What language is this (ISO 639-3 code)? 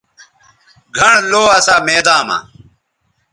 btv